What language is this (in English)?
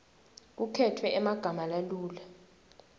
Swati